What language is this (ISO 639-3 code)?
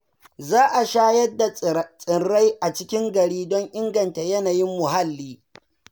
hau